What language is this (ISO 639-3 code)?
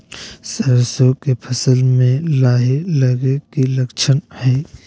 mag